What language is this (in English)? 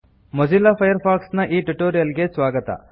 Kannada